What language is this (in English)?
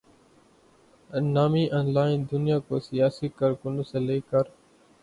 Urdu